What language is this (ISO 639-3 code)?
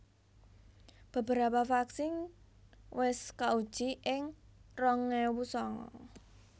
jav